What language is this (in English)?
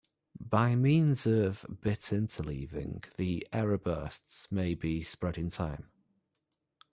English